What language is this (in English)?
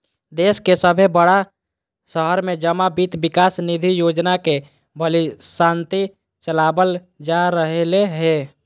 Magahi